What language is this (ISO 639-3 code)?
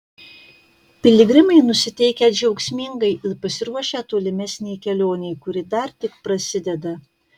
lit